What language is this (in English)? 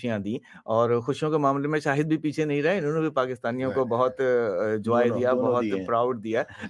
Urdu